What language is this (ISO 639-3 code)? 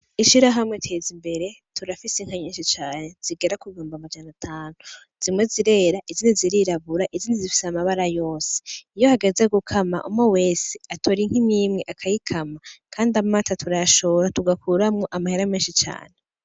run